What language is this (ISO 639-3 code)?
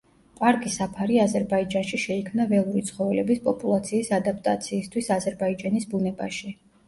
kat